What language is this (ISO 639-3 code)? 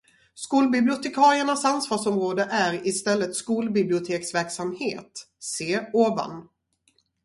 swe